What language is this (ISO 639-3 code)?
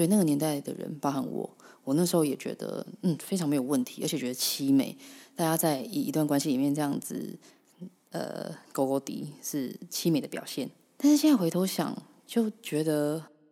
zho